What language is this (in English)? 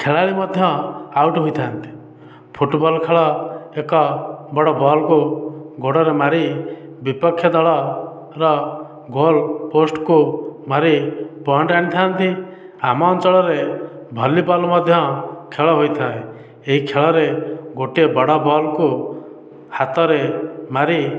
Odia